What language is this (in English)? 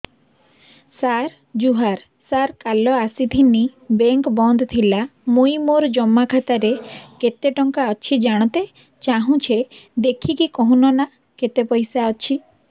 Odia